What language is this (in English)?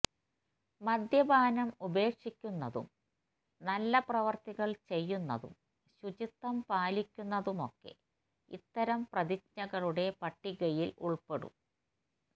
Malayalam